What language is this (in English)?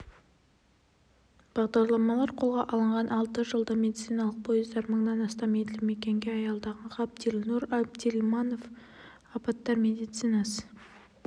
Kazakh